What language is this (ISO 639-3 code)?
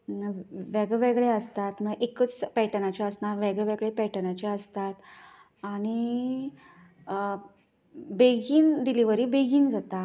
kok